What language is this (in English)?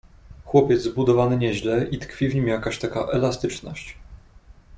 Polish